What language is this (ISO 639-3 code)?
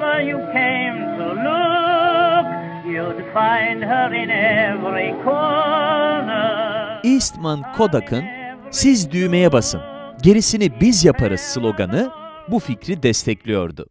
tur